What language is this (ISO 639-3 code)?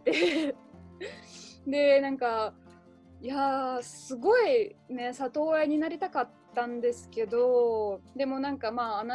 jpn